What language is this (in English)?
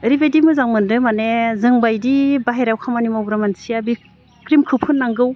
Bodo